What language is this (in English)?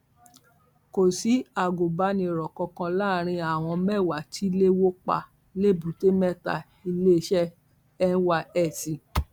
Yoruba